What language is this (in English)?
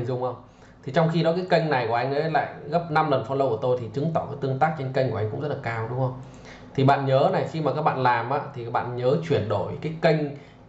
Vietnamese